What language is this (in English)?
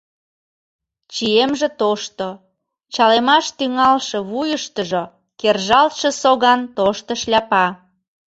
Mari